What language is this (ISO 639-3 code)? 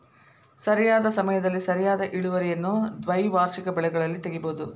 kan